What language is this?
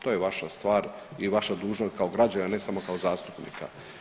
Croatian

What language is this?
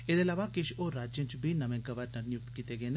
Dogri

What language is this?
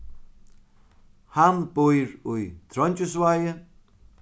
Faroese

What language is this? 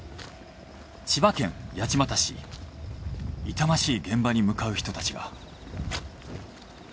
Japanese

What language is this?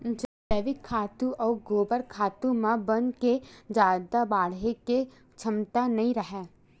Chhattisgarhi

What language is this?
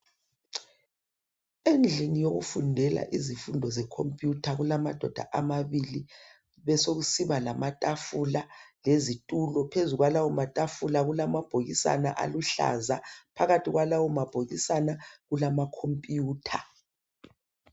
North Ndebele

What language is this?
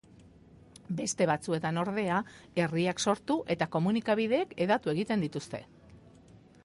Basque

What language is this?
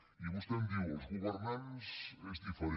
Catalan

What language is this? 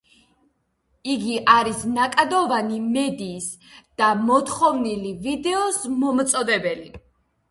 Georgian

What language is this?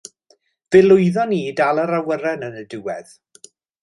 Welsh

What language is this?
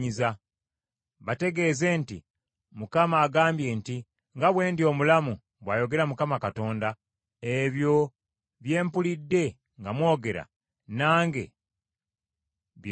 Ganda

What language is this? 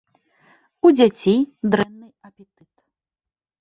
Belarusian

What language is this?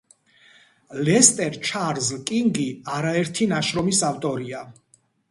Georgian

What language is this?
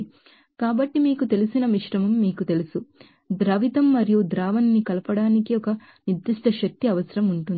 Telugu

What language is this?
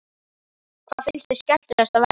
Icelandic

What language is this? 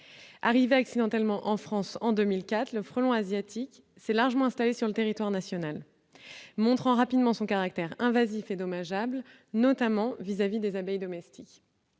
French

